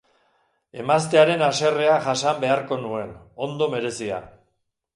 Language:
Basque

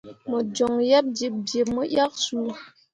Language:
Mundang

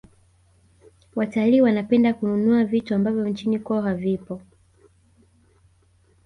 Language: Swahili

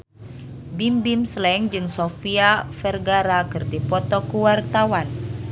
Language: Sundanese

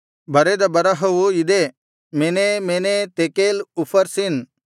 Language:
Kannada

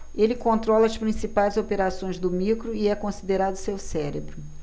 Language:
Portuguese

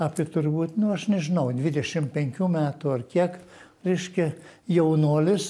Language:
Lithuanian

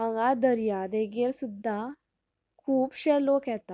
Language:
Konkani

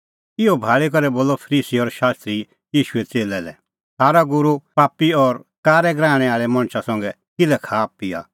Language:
Kullu Pahari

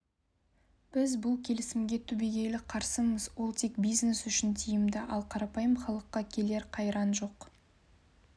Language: Kazakh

